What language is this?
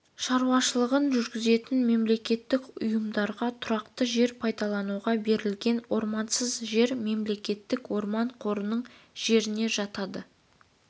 Kazakh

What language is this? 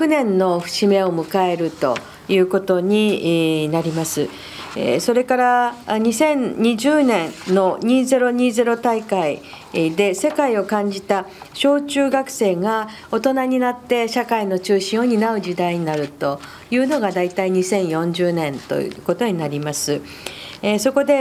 Japanese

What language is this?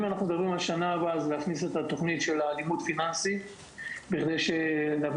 Hebrew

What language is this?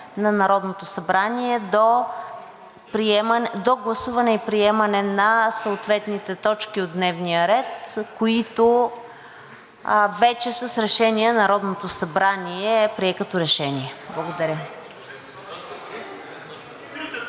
Bulgarian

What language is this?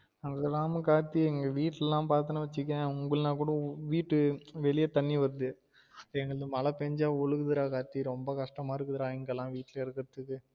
Tamil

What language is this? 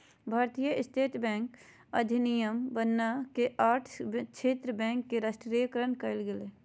Magahi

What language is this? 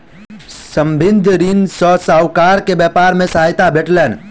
Maithili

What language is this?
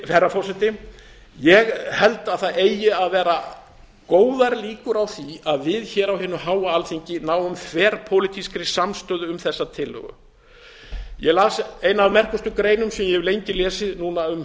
Icelandic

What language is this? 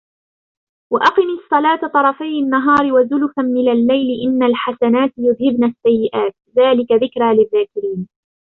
Arabic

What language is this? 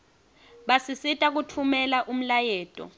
Swati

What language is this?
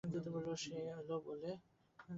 Bangla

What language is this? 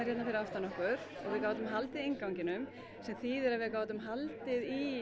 Icelandic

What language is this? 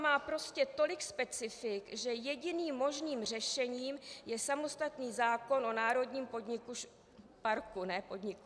Czech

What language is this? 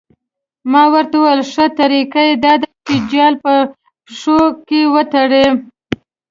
Pashto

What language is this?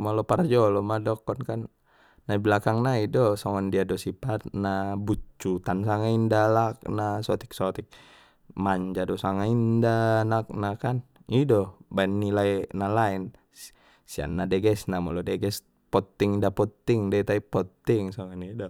Batak Mandailing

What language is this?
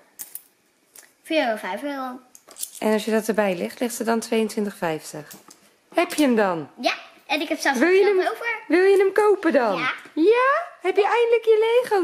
Dutch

